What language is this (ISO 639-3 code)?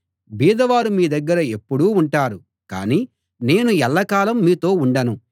tel